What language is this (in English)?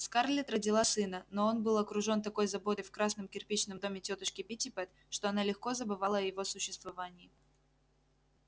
Russian